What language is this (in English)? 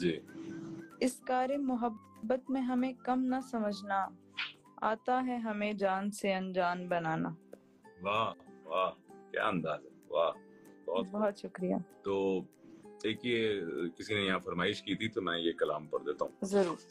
Urdu